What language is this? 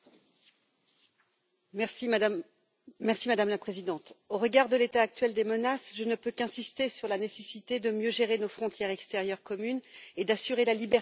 French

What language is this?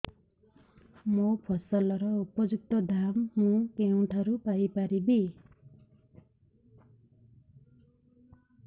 Odia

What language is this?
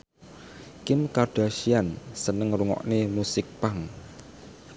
Javanese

